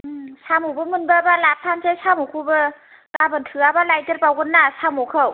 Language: Bodo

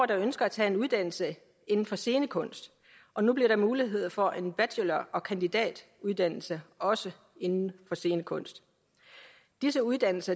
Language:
Danish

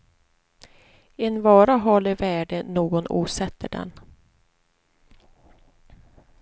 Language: Swedish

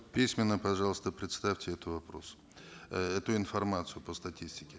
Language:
Kazakh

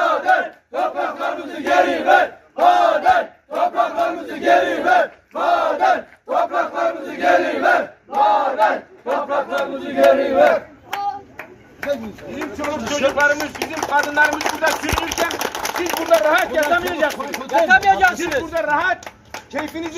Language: Turkish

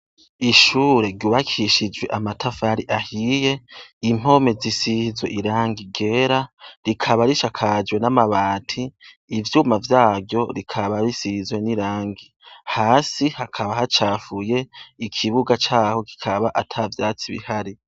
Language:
Rundi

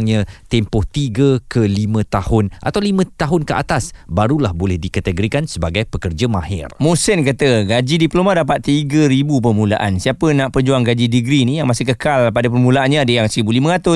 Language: Malay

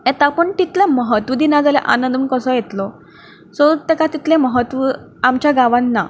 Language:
Konkani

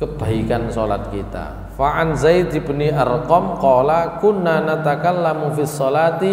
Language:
Indonesian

